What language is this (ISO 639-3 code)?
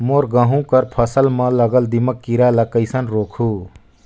hne